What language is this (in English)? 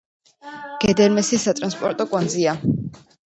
Georgian